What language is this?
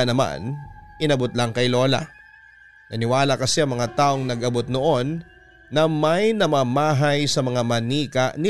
Filipino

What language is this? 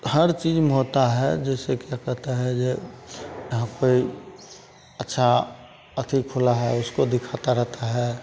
Hindi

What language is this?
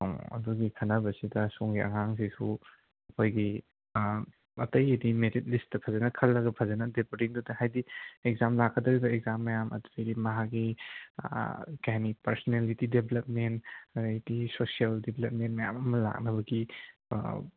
Manipuri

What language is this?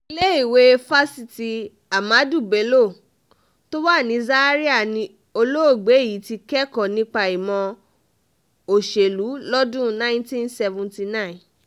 Yoruba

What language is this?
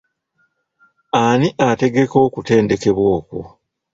Ganda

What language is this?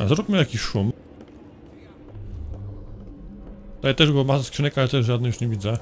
Polish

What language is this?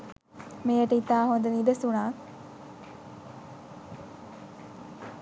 Sinhala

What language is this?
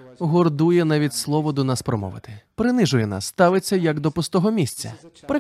Ukrainian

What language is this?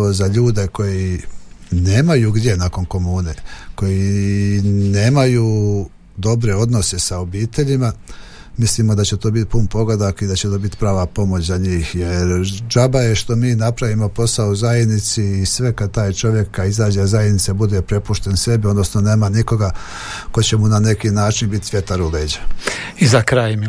Croatian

